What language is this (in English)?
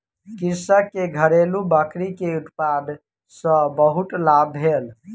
Maithili